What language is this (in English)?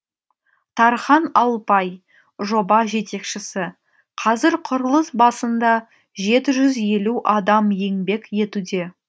Kazakh